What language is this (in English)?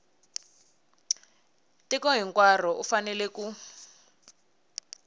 Tsonga